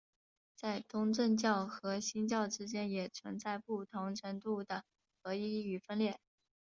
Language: Chinese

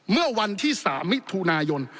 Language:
Thai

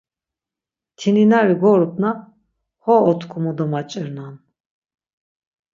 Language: Laz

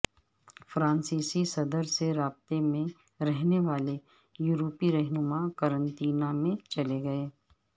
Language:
Urdu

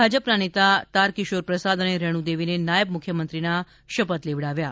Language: Gujarati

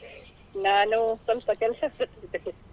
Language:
Kannada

